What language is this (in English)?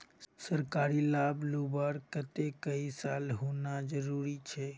Magahi